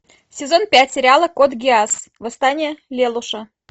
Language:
Russian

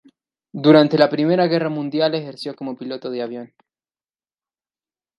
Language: Spanish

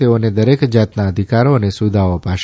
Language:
Gujarati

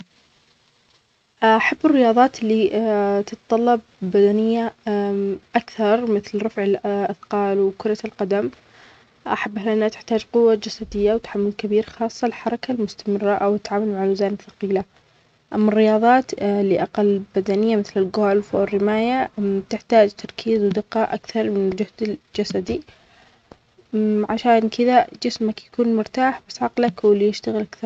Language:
Omani Arabic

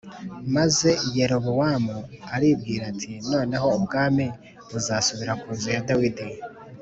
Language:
Kinyarwanda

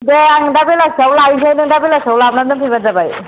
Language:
Bodo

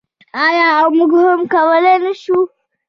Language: Pashto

